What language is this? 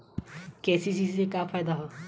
Bhojpuri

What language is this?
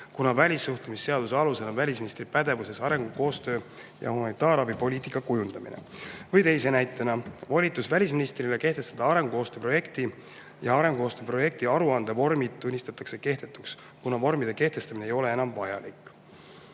Estonian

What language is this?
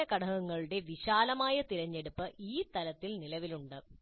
Malayalam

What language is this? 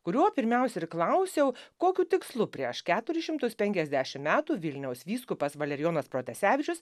Lithuanian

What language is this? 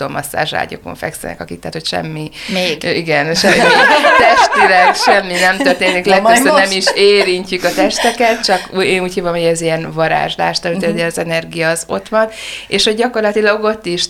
Hungarian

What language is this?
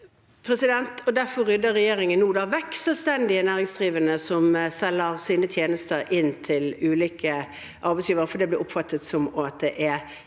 Norwegian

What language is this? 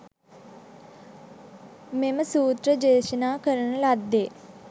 Sinhala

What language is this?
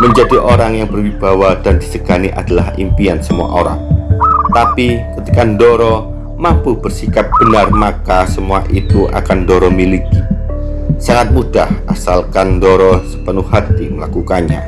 Indonesian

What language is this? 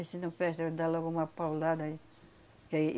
Portuguese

